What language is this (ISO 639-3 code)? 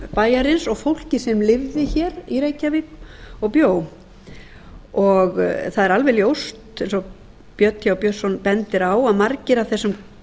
isl